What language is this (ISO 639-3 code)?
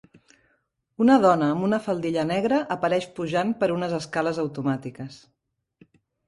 cat